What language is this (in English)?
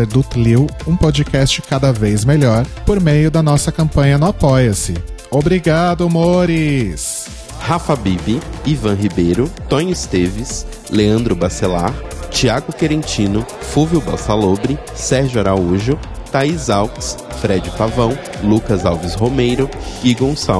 Portuguese